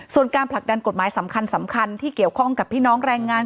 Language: Thai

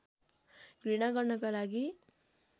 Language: Nepali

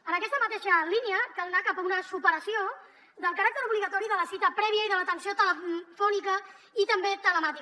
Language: Catalan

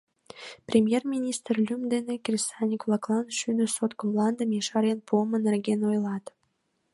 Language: Mari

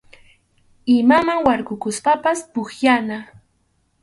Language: Arequipa-La Unión Quechua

